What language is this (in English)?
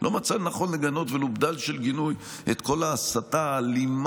Hebrew